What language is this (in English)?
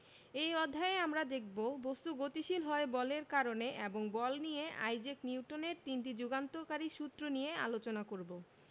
Bangla